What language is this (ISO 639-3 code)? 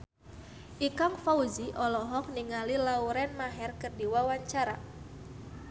sun